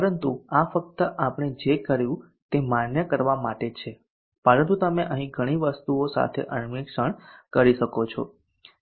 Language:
Gujarati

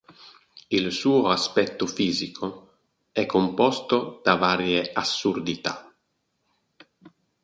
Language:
Italian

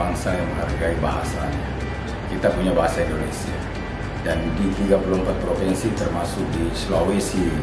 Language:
Indonesian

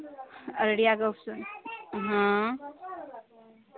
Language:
Maithili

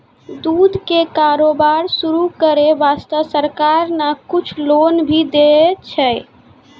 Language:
Maithili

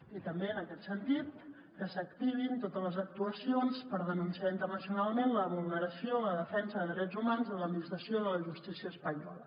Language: Catalan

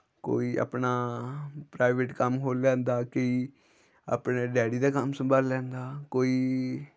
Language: Dogri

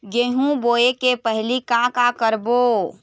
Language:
Chhattisgarhi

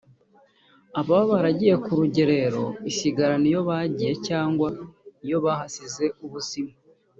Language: Kinyarwanda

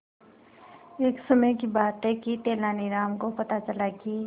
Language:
Hindi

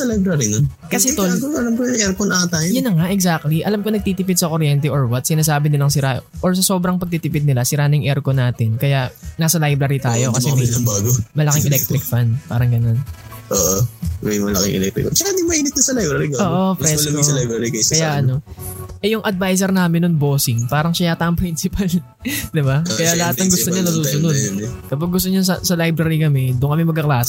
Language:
Filipino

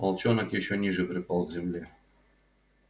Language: Russian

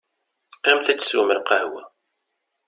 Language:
Kabyle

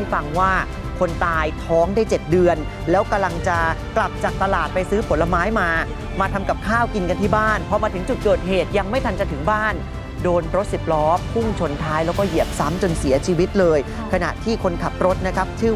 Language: Thai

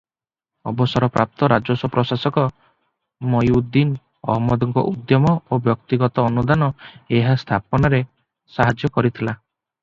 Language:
Odia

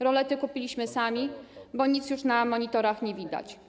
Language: Polish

